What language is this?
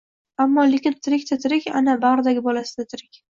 Uzbek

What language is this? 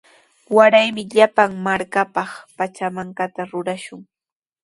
Sihuas Ancash Quechua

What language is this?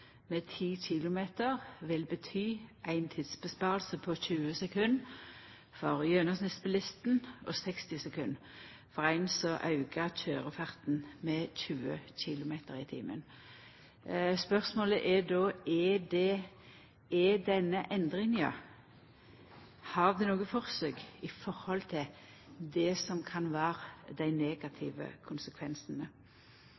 Norwegian Nynorsk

